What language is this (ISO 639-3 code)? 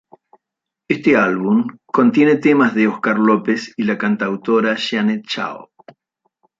spa